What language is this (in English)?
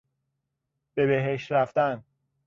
Persian